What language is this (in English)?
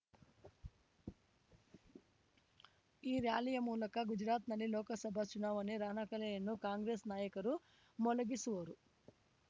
Kannada